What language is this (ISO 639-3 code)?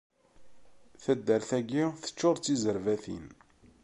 kab